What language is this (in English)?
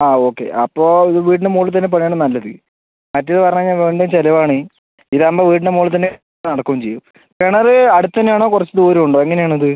Malayalam